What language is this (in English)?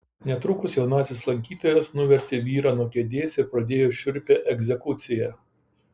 Lithuanian